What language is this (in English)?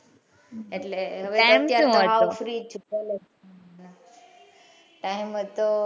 Gujarati